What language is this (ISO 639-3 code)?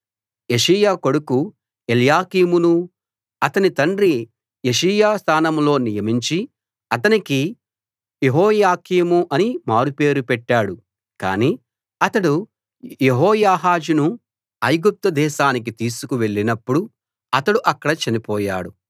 tel